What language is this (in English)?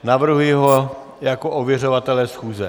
Czech